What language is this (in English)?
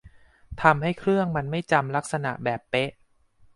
Thai